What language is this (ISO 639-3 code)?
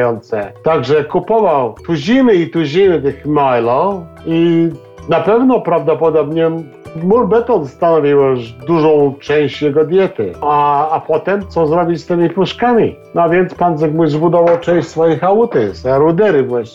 pol